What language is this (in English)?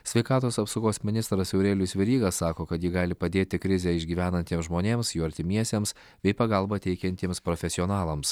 Lithuanian